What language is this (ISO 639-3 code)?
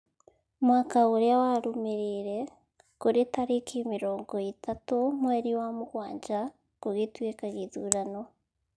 kik